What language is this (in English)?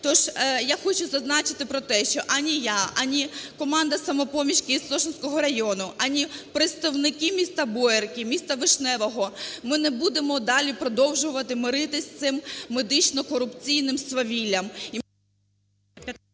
Ukrainian